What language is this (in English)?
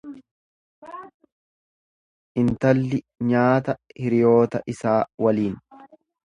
Oromo